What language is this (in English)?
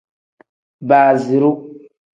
Tem